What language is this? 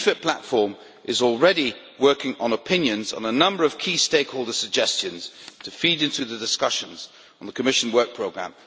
English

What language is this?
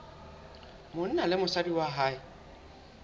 Southern Sotho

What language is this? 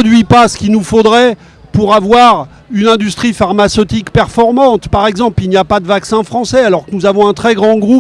French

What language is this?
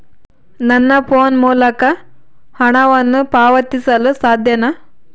Kannada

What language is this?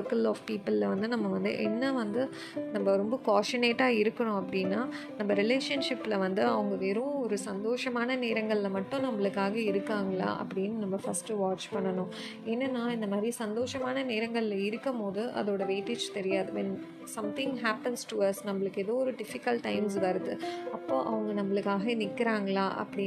Tamil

